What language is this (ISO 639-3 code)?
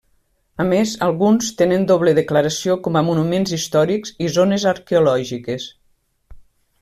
cat